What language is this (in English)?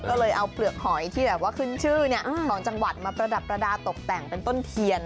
Thai